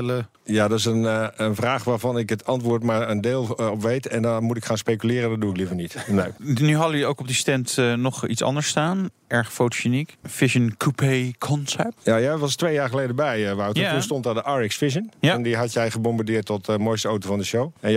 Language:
Dutch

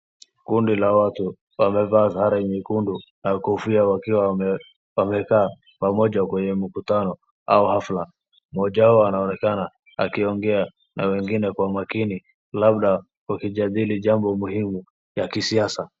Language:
Swahili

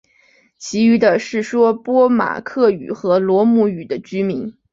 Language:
Chinese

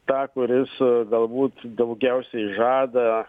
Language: Lithuanian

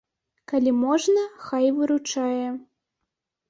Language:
Belarusian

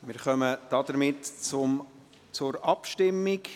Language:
Swiss German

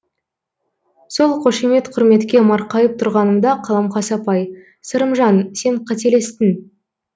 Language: Kazakh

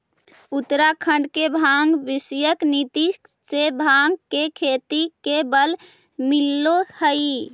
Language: Magahi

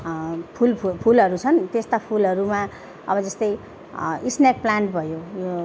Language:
Nepali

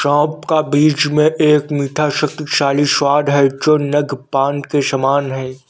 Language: Hindi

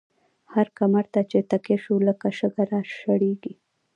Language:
Pashto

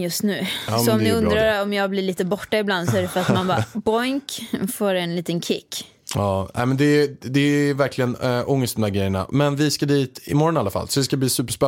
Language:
Swedish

